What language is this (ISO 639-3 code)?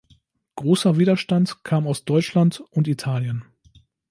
deu